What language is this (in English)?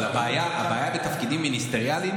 Hebrew